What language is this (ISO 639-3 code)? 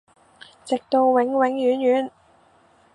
yue